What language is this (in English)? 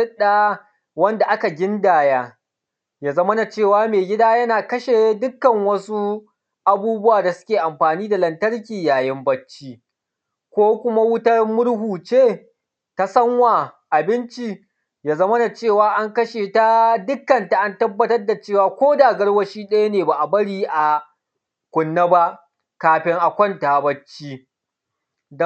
Hausa